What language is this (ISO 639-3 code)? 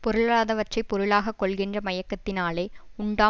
tam